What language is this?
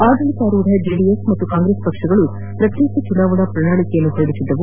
Kannada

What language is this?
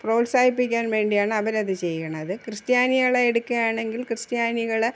Malayalam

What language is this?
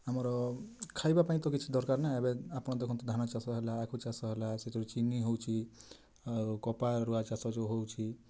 Odia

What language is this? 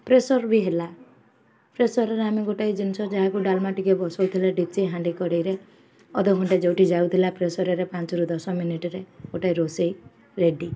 Odia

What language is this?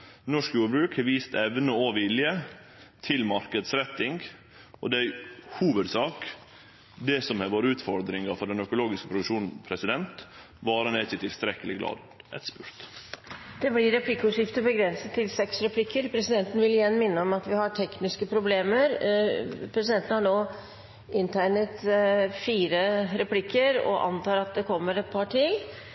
Norwegian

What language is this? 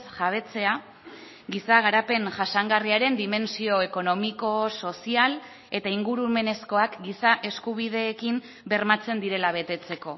Basque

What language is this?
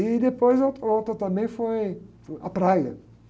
Portuguese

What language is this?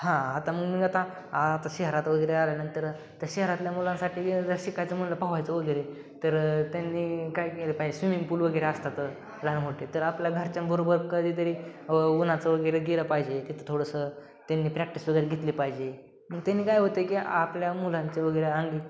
Marathi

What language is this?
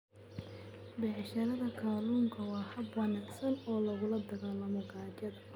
Somali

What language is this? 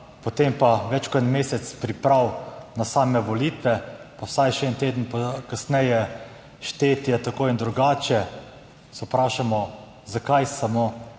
Slovenian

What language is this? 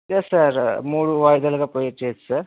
Telugu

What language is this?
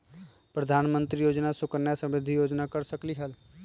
Magahi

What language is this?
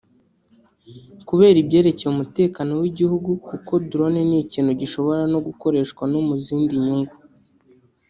Kinyarwanda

